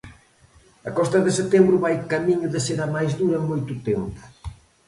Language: Galician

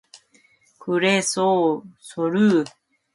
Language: Korean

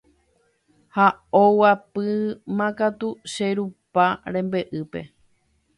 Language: Guarani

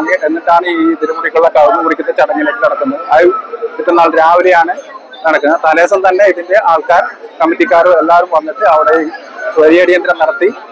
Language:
Malayalam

